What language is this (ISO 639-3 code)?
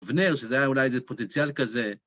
heb